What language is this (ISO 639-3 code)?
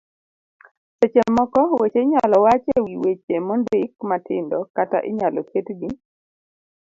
luo